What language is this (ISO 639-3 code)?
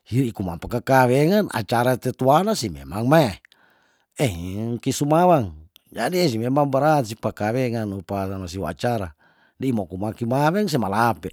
tdn